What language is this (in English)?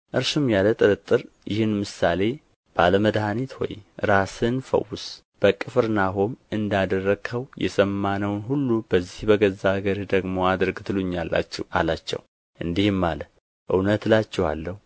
Amharic